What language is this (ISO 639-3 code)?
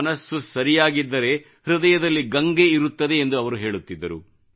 kan